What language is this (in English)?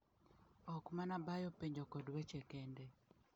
Luo (Kenya and Tanzania)